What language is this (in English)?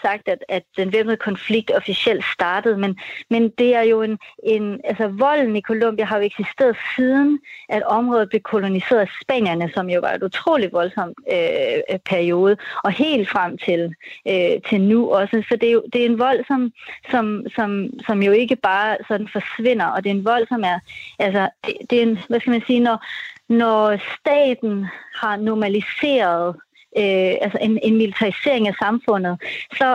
Danish